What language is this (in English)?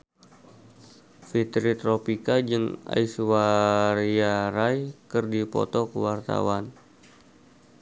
Sundanese